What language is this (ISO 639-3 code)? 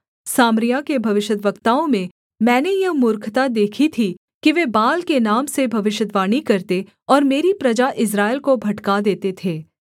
hin